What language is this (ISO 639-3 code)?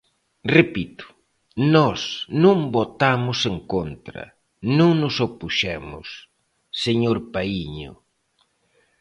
glg